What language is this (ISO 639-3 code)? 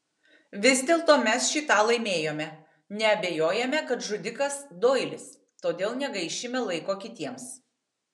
lit